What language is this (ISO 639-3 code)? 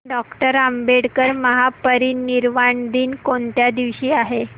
mar